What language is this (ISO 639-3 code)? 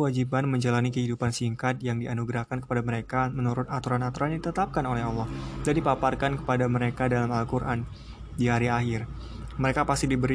ind